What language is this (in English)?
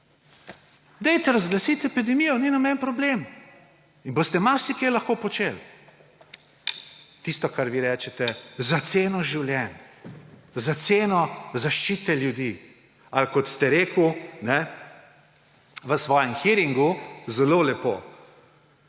Slovenian